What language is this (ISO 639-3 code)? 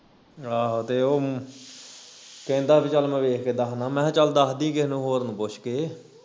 pan